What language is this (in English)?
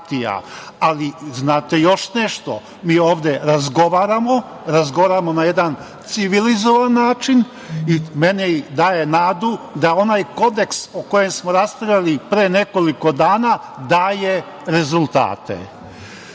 Serbian